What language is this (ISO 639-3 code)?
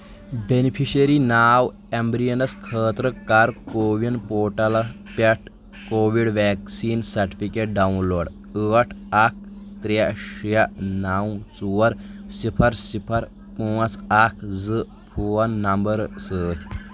kas